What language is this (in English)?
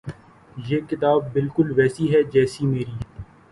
Urdu